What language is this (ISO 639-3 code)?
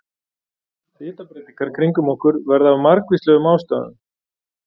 isl